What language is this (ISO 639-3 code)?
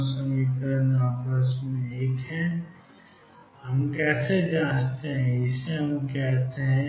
hin